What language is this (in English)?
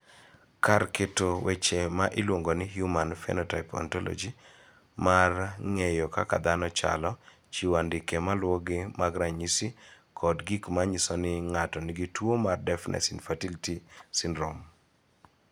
Luo (Kenya and Tanzania)